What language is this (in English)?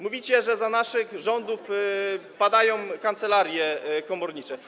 Polish